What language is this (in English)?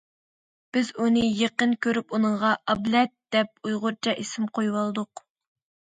Uyghur